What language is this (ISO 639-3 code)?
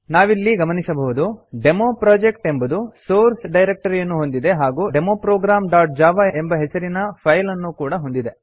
kan